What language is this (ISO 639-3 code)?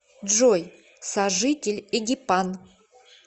rus